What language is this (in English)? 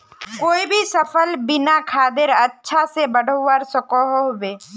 Magahi